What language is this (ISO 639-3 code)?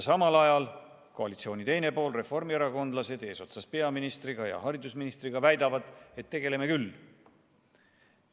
est